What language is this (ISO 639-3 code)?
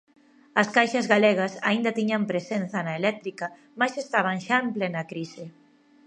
glg